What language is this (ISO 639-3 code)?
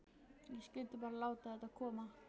isl